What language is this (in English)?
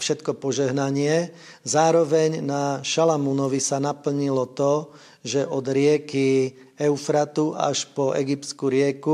Slovak